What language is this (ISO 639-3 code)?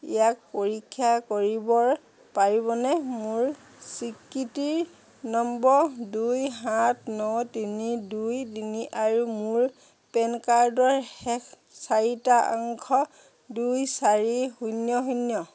asm